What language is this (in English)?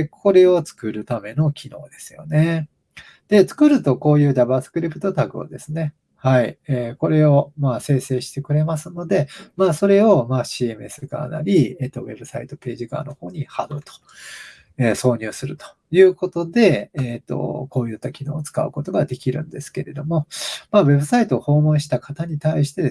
Japanese